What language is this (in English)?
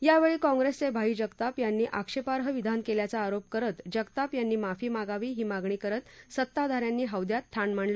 Marathi